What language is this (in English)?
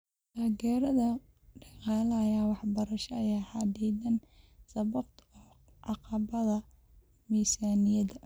Somali